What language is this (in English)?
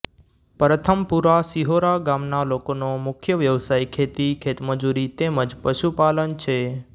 Gujarati